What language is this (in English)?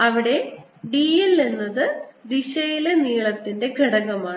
Malayalam